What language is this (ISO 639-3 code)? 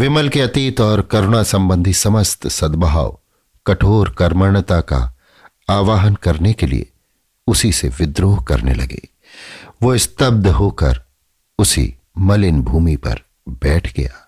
hin